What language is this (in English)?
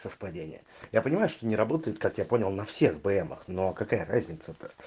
Russian